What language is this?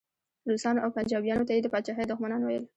Pashto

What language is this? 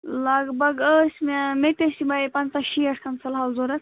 Kashmiri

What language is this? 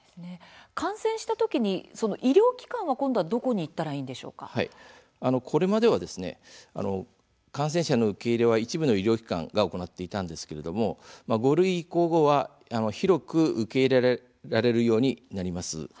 Japanese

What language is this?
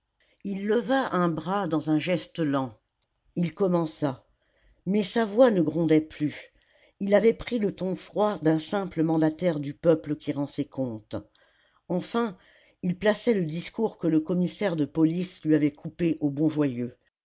French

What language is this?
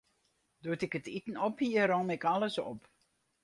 Western Frisian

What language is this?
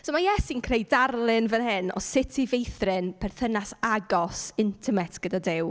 Welsh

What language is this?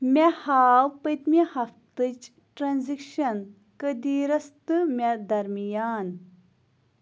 Kashmiri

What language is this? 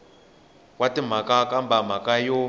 Tsonga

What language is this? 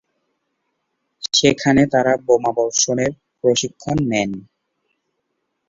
Bangla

